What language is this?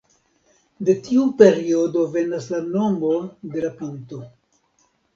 Esperanto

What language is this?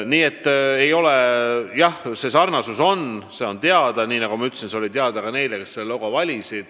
Estonian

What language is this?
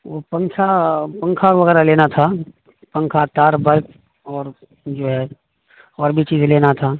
Urdu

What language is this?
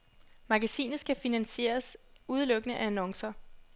Danish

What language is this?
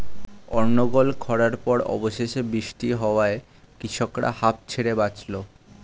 Bangla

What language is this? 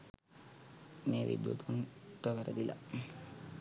Sinhala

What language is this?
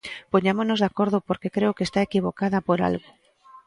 Galician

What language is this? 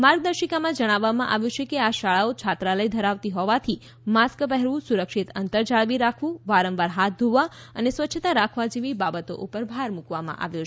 Gujarati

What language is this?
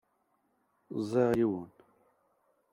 Kabyle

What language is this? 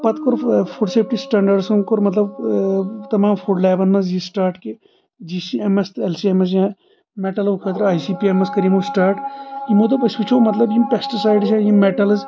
Kashmiri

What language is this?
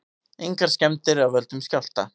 Icelandic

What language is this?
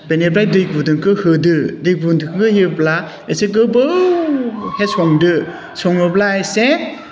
Bodo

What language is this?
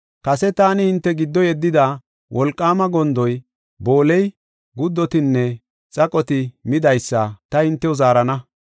Gofa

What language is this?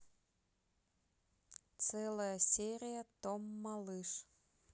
Russian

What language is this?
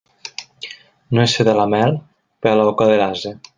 Catalan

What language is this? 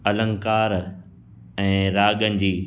Sindhi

